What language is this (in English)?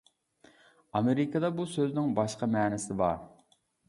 Uyghur